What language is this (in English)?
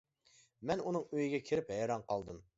Uyghur